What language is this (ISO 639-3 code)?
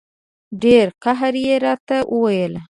pus